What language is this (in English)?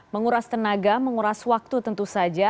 Indonesian